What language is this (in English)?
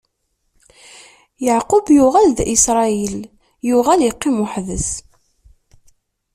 Kabyle